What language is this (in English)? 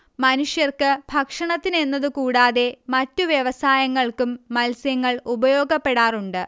Malayalam